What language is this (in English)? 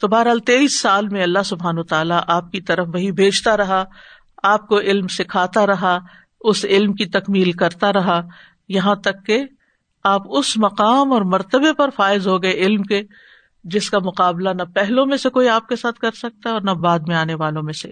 Urdu